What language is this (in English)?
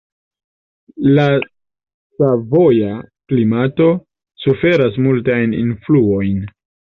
Esperanto